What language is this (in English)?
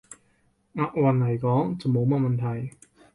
Cantonese